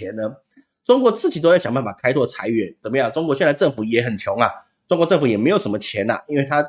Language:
Chinese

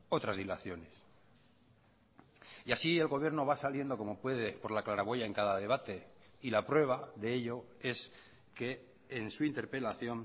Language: Spanish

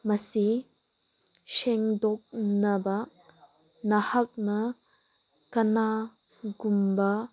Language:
Manipuri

